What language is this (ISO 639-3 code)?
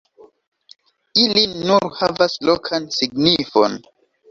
epo